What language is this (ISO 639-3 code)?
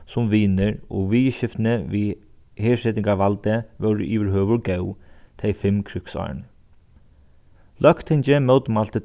fao